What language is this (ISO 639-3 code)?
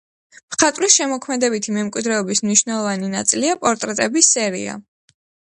kat